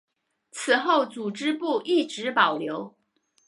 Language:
Chinese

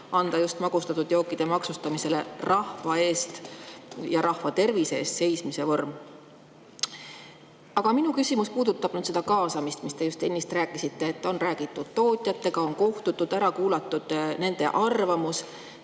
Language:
Estonian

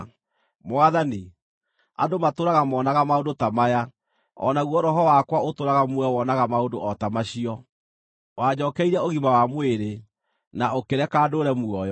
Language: Kikuyu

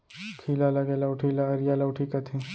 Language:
Chhattisgarhi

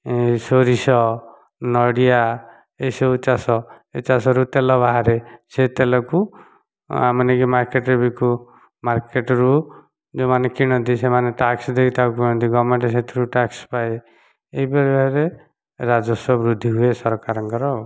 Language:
Odia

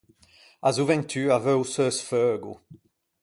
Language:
Ligurian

